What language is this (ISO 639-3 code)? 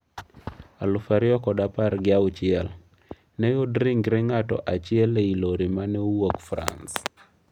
luo